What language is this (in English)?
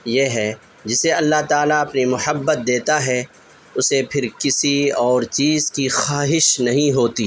Urdu